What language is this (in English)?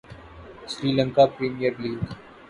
Urdu